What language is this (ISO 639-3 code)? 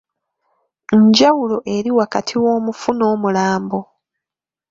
lug